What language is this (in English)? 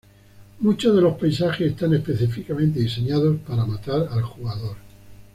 Spanish